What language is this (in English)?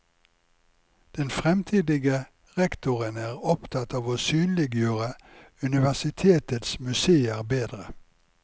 Norwegian